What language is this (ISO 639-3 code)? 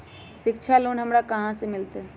mag